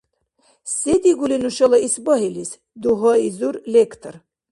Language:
Dargwa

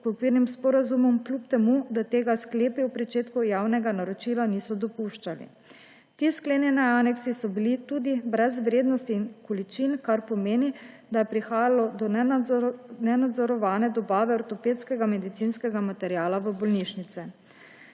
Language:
Slovenian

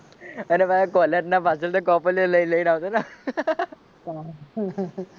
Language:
Gujarati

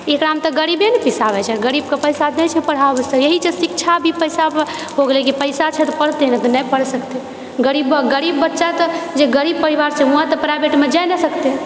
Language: Maithili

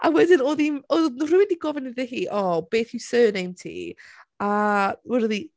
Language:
Welsh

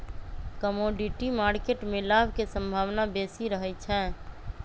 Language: Magahi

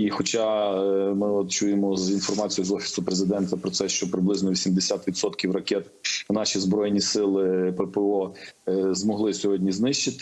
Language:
Ukrainian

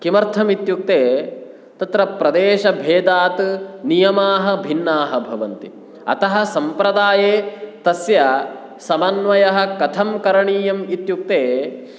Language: Sanskrit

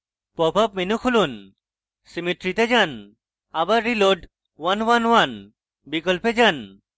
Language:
Bangla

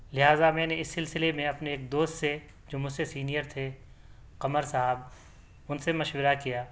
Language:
Urdu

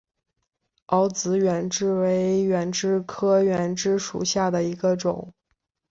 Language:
Chinese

